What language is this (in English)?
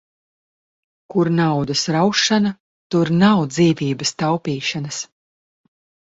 Latvian